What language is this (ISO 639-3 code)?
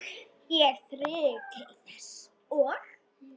isl